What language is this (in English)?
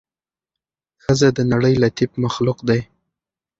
Pashto